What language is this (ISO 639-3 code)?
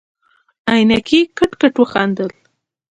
pus